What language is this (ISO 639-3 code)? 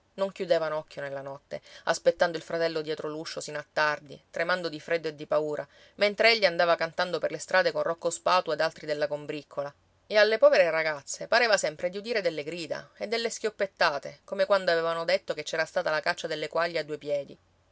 ita